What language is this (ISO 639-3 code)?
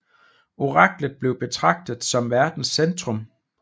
dan